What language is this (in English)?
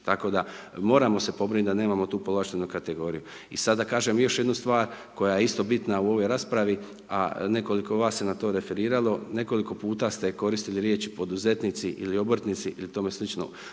Croatian